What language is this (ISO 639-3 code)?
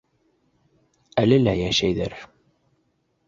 bak